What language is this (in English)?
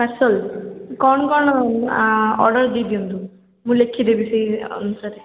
Odia